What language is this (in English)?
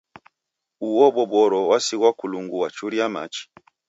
Taita